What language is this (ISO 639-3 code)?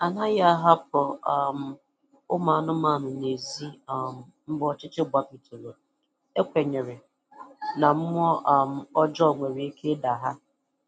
ibo